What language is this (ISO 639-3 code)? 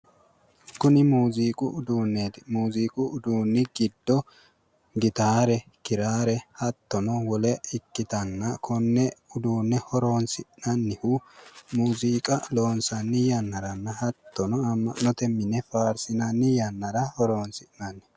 sid